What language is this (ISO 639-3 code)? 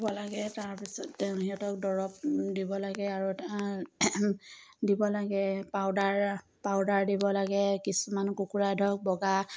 asm